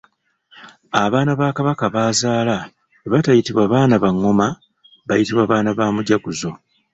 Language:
Ganda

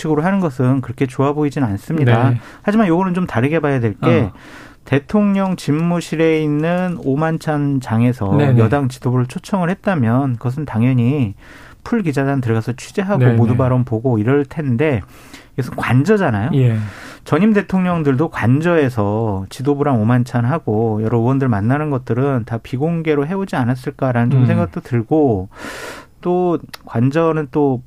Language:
Korean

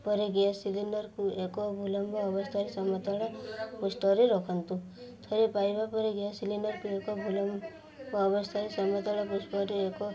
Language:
Odia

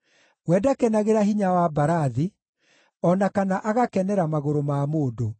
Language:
Kikuyu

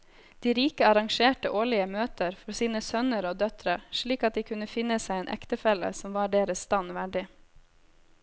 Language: Norwegian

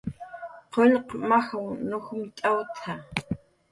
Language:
Jaqaru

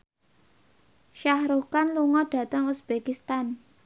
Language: Javanese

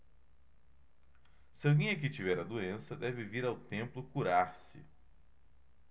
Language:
Portuguese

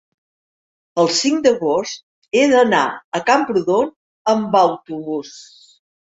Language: Catalan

